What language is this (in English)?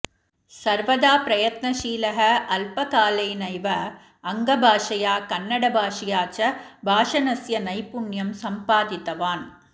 Sanskrit